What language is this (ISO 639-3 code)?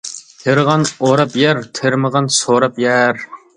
uig